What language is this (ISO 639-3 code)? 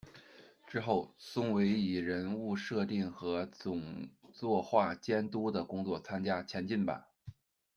zho